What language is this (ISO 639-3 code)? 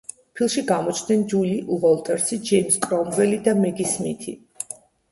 kat